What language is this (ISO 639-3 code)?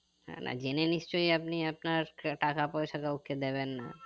ben